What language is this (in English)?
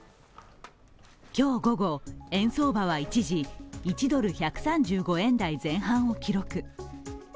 Japanese